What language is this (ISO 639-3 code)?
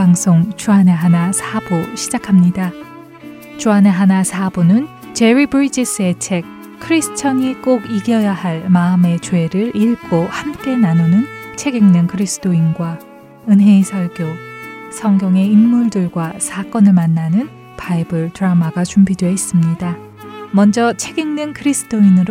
kor